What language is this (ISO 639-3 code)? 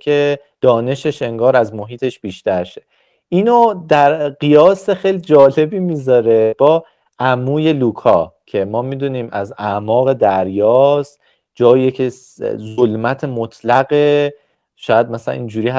fas